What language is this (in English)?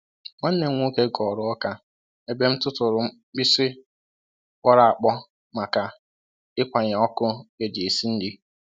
Igbo